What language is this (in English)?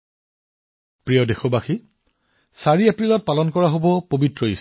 Assamese